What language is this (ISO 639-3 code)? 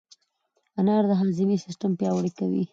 pus